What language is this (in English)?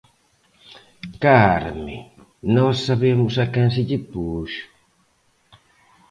Galician